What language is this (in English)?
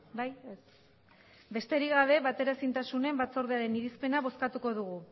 Basque